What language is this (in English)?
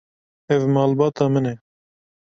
Kurdish